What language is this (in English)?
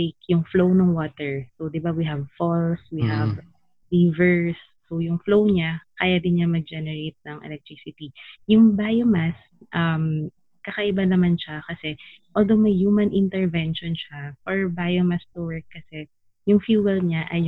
Filipino